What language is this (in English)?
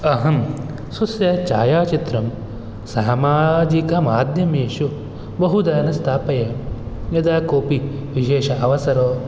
Sanskrit